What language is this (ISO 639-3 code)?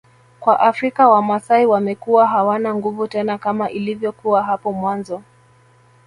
swa